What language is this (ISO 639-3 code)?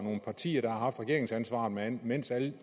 dan